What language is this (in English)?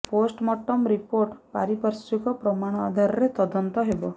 Odia